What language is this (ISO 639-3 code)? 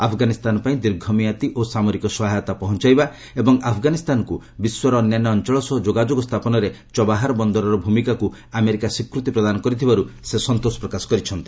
ori